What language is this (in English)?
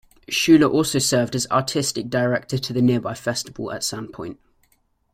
English